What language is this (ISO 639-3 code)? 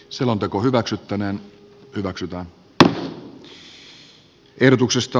fin